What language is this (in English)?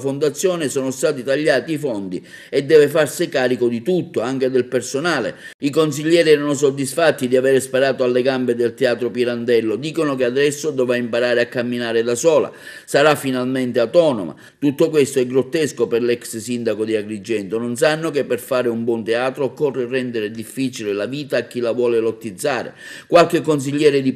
Italian